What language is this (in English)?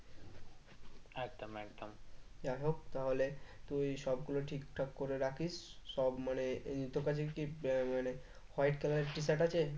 Bangla